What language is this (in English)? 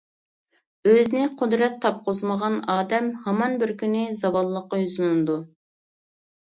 Uyghur